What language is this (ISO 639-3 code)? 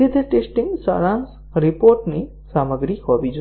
guj